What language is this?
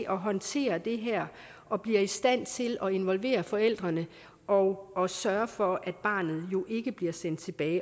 Danish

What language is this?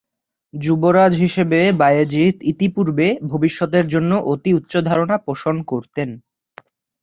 Bangla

